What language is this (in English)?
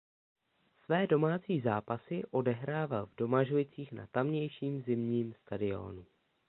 Czech